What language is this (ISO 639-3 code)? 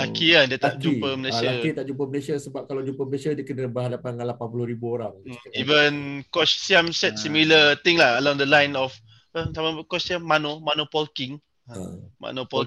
msa